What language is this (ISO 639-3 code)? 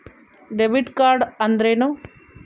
kan